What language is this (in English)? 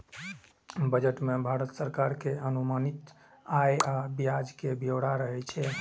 Maithili